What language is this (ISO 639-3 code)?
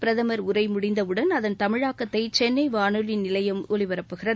tam